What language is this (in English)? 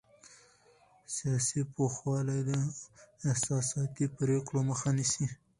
Pashto